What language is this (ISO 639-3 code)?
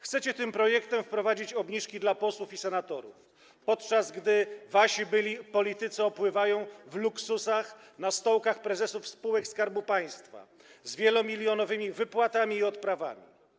pol